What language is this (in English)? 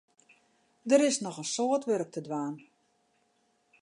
Western Frisian